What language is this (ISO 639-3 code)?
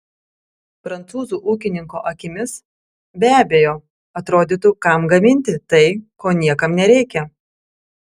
lit